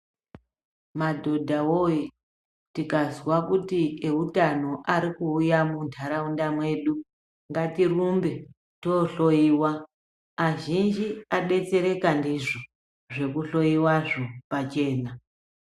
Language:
Ndau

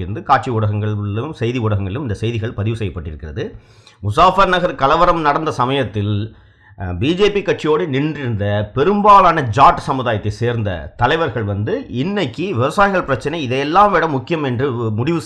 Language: Tamil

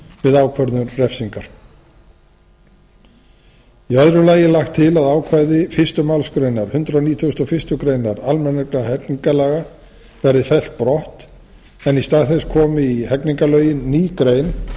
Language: Icelandic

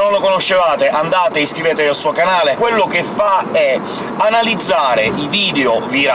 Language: Italian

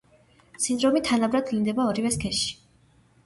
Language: Georgian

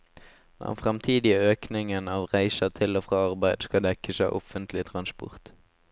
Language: Norwegian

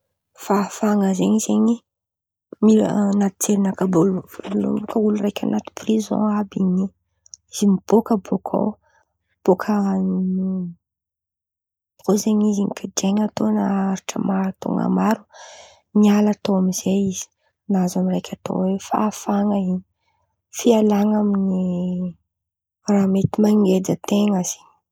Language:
Antankarana Malagasy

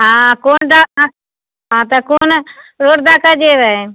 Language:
Maithili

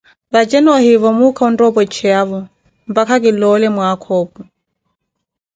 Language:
Koti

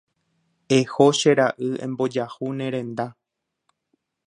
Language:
Guarani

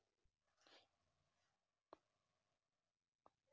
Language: Kannada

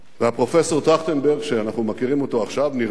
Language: Hebrew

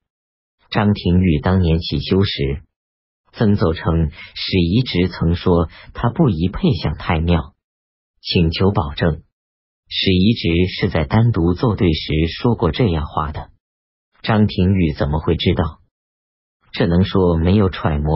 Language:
Chinese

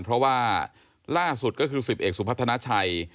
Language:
Thai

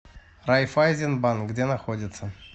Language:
Russian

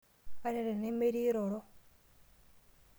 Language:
Masai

